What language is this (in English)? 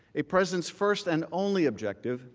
English